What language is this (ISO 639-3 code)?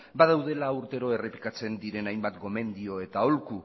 eus